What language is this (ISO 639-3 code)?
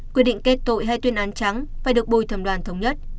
vie